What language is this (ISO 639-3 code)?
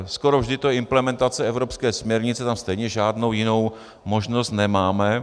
ces